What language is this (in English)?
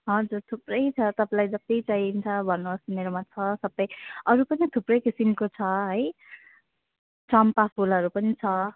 Nepali